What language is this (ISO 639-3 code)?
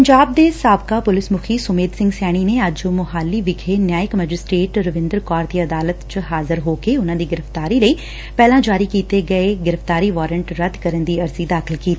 pan